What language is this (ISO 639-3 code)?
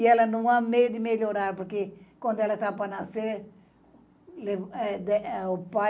por